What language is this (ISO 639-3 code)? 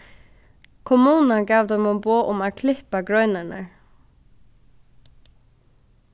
fao